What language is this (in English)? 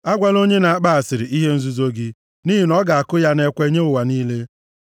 Igbo